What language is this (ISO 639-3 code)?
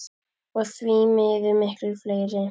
isl